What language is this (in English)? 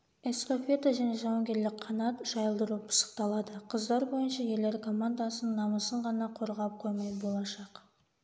Kazakh